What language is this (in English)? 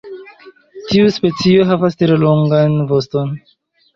Esperanto